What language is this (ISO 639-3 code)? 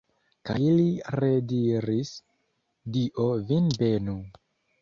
epo